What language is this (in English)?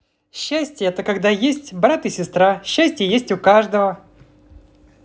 Russian